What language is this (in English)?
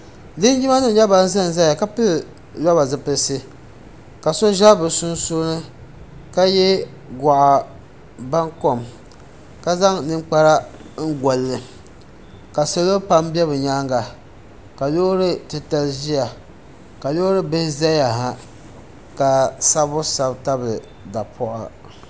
Dagbani